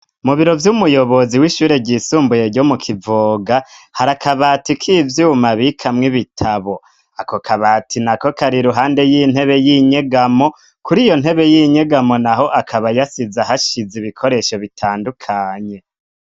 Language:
Rundi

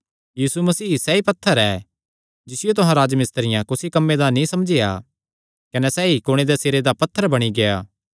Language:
Kangri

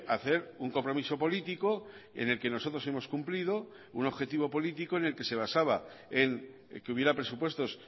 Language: Spanish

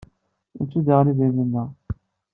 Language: Kabyle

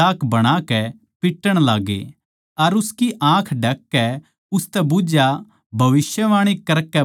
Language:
Haryanvi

